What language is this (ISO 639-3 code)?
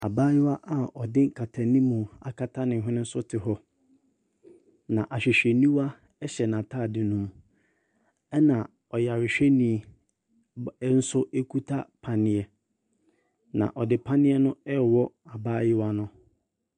aka